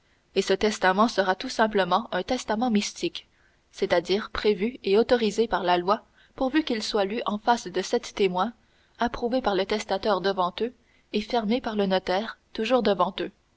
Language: French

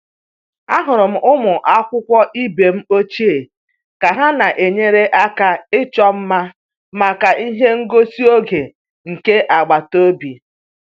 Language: Igbo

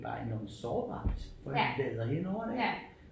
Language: Danish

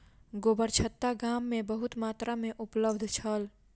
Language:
Maithili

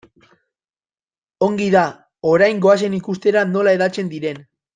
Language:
Basque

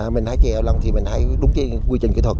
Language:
Vietnamese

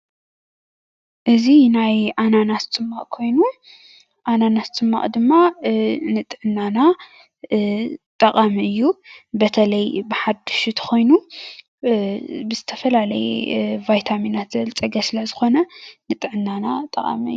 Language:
Tigrinya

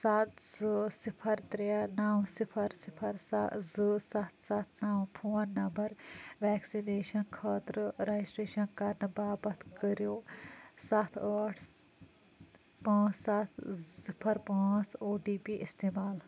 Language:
Kashmiri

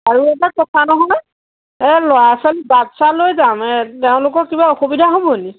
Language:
Assamese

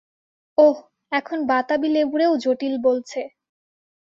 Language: Bangla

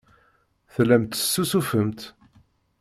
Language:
Kabyle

